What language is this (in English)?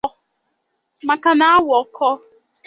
Igbo